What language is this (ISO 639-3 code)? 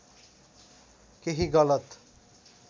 nep